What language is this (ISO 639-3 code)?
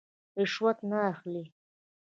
pus